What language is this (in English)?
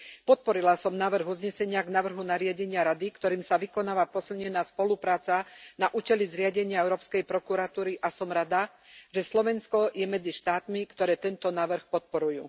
Slovak